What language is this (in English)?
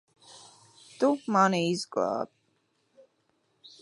Latvian